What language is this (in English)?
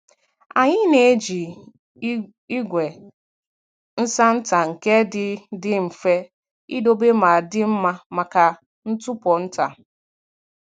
Igbo